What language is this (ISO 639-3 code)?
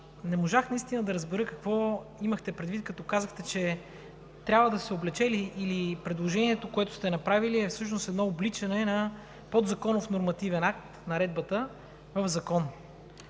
bul